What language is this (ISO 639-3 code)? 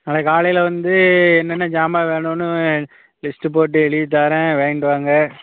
tam